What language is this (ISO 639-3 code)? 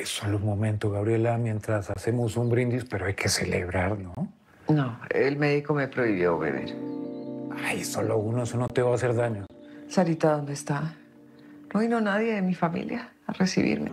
spa